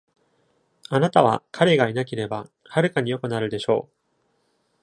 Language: Japanese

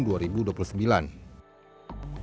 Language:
Indonesian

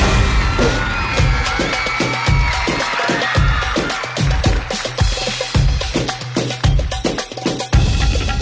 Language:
Thai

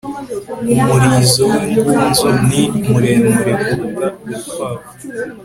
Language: Kinyarwanda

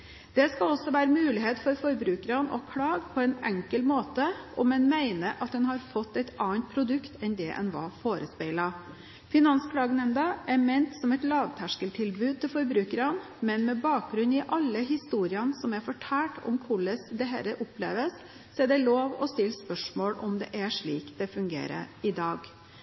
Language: Norwegian Bokmål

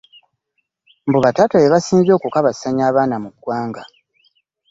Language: Ganda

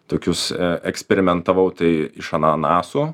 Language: Lithuanian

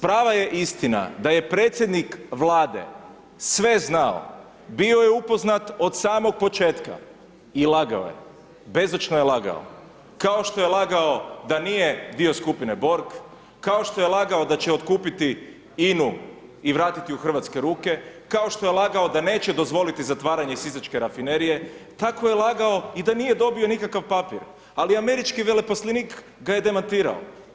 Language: Croatian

